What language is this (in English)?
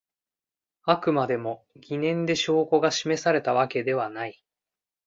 Japanese